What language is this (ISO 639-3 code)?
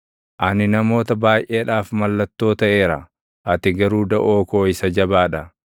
orm